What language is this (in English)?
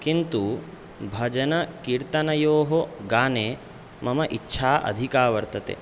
Sanskrit